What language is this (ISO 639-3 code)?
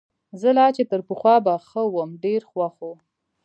pus